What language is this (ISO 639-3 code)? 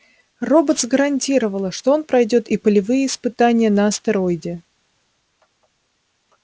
rus